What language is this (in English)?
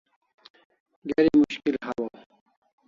Kalasha